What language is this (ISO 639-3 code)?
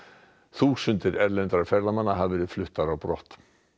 isl